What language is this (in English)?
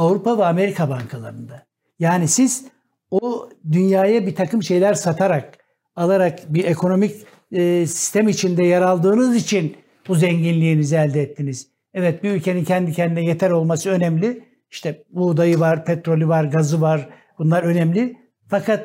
Turkish